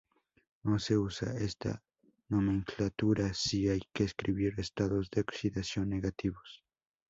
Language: Spanish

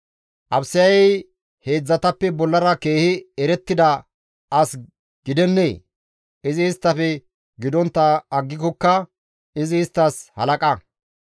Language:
Gamo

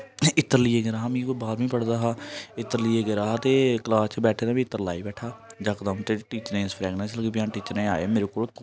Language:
Dogri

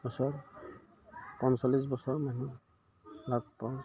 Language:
Assamese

